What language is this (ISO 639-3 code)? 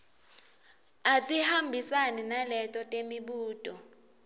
ssw